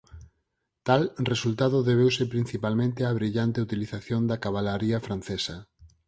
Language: Galician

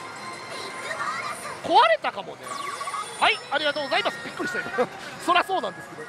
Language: Japanese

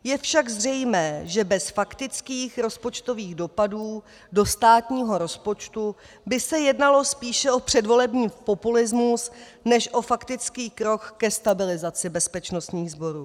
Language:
Czech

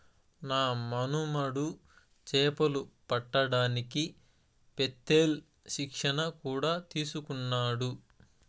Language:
Telugu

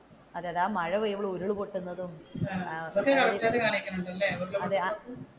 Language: Malayalam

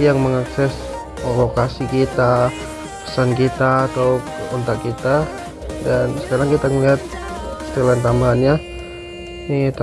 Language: Indonesian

